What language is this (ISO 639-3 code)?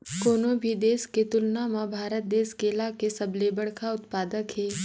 hne